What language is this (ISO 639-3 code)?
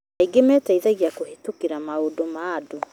kik